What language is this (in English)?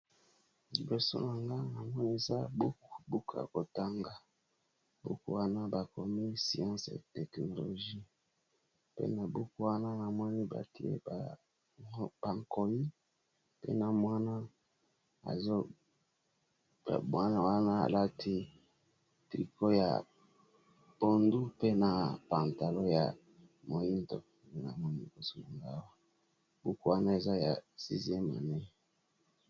Lingala